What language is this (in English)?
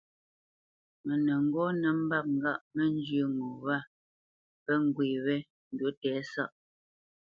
Bamenyam